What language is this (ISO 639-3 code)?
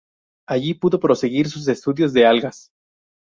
spa